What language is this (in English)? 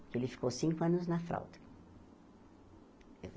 Portuguese